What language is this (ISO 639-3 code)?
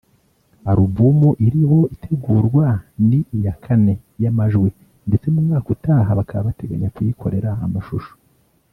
kin